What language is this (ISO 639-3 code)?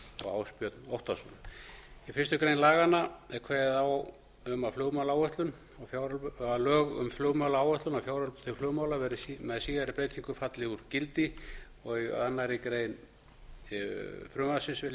isl